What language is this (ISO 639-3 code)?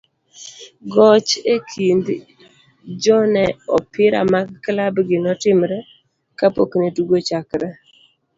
luo